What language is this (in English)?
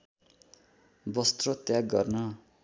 Nepali